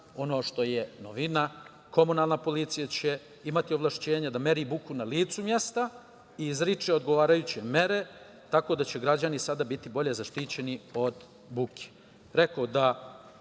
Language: Serbian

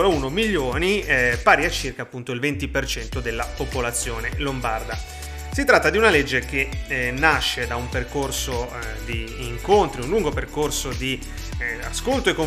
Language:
Italian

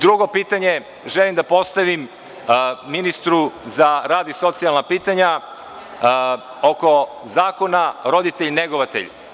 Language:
Serbian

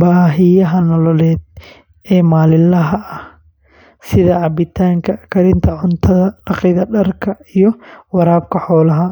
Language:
Somali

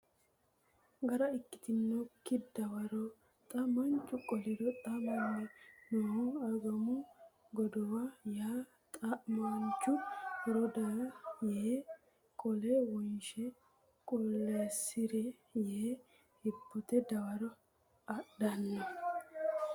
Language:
Sidamo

